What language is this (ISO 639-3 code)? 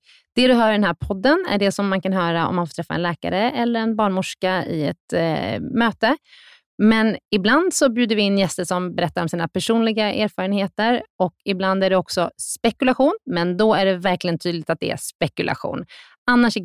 swe